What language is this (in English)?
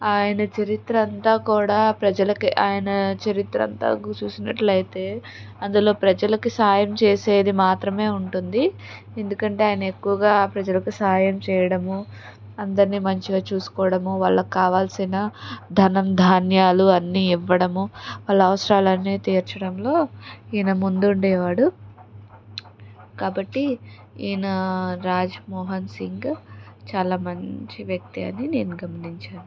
Telugu